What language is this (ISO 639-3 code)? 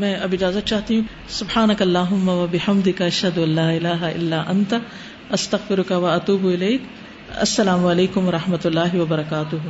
urd